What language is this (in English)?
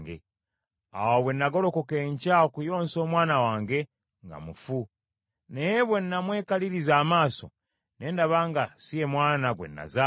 Ganda